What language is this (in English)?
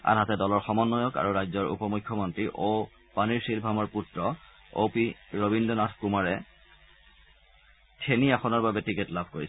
Assamese